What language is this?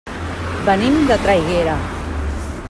Catalan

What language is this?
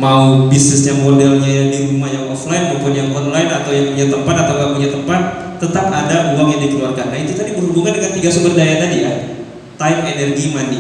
Indonesian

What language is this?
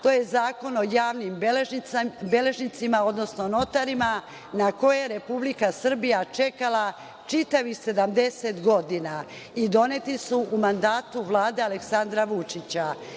Serbian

